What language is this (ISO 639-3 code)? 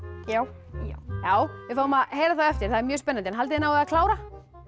isl